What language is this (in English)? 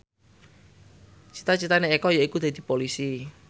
Javanese